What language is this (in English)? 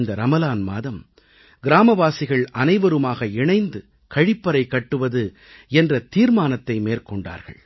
Tamil